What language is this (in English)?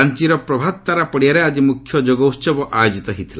Odia